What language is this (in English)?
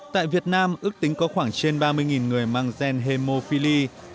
Vietnamese